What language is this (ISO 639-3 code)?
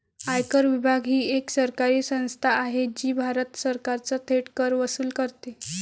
mar